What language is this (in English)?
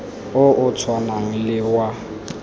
Tswana